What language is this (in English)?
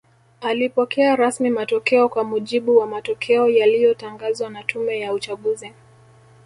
Swahili